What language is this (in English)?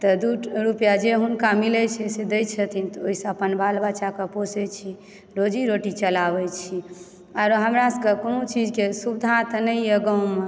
Maithili